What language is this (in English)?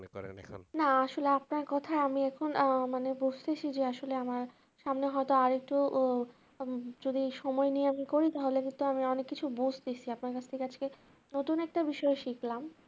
Bangla